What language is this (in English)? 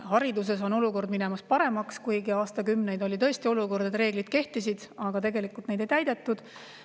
Estonian